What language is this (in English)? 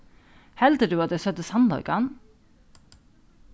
Faroese